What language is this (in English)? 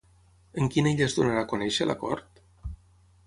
Catalan